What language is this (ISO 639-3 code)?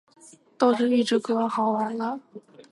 zho